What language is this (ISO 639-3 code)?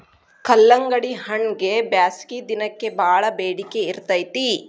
kan